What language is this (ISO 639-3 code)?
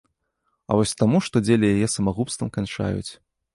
bel